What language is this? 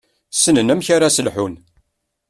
Kabyle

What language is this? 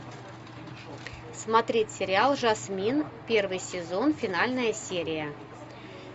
Russian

